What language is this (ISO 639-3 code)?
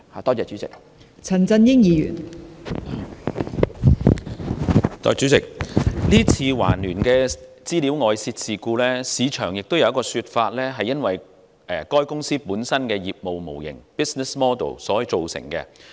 yue